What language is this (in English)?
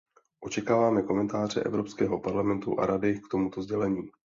Czech